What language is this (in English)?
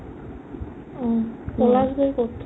Assamese